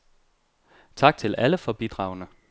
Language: Danish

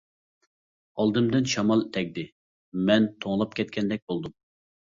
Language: Uyghur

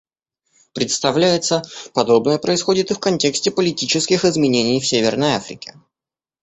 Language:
Russian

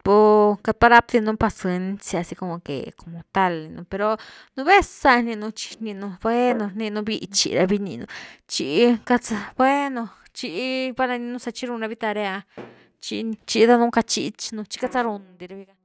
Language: Güilá Zapotec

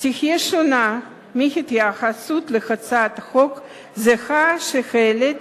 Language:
Hebrew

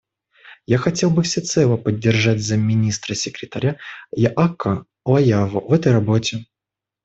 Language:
Russian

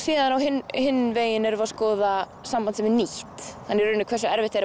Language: Icelandic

